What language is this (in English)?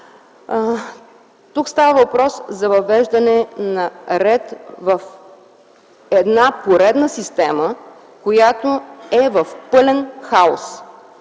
Bulgarian